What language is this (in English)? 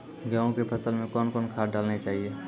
Maithili